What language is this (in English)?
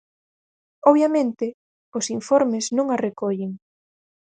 Galician